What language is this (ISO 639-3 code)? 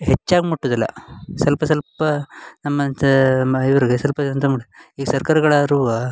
kan